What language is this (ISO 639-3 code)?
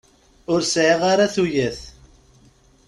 kab